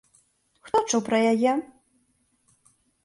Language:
Belarusian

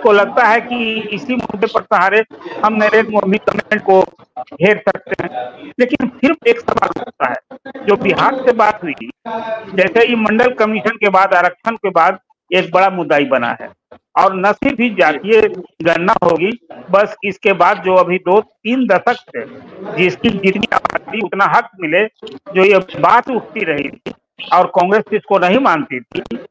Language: Hindi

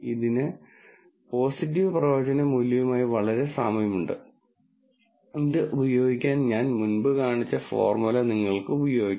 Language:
Malayalam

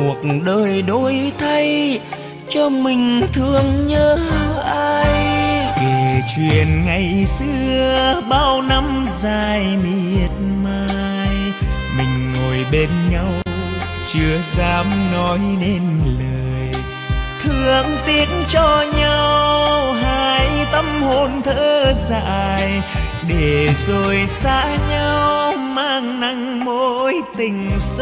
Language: Vietnamese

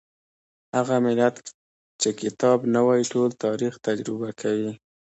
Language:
Pashto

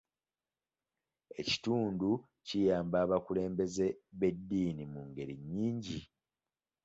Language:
Ganda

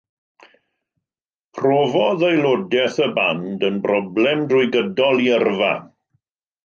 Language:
Welsh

